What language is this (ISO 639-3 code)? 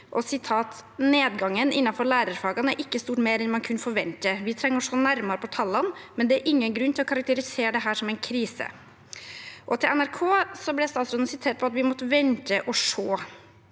nor